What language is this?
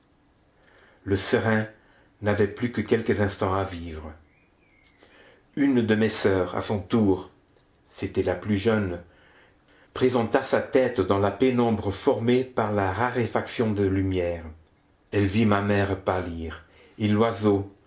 French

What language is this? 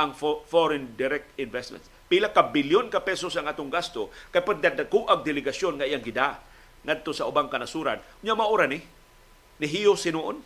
Filipino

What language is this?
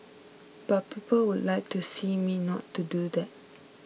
English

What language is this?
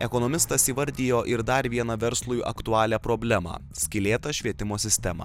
Lithuanian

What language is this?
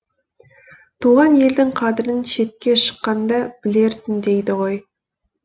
Kazakh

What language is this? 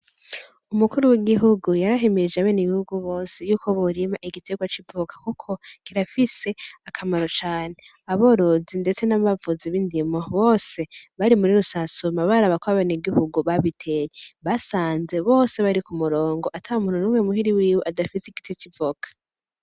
Rundi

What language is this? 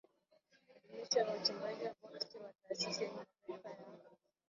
Swahili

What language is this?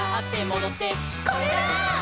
Japanese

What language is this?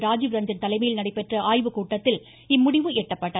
Tamil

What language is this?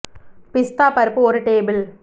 Tamil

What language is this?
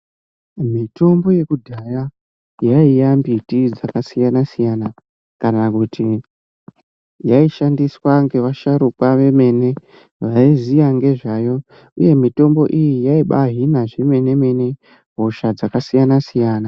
Ndau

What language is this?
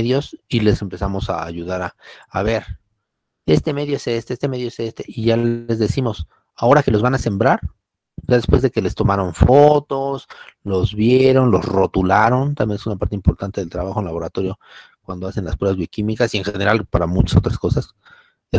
Spanish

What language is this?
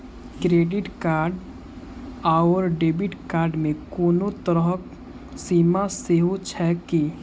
Maithili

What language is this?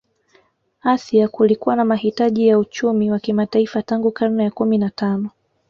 Swahili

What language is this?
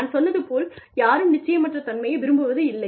Tamil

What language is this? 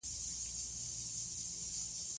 Pashto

